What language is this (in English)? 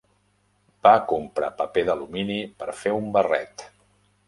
Catalan